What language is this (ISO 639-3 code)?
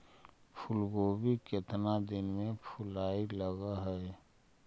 mag